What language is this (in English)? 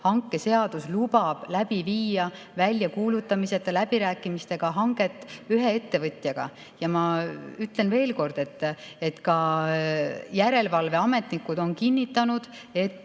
Estonian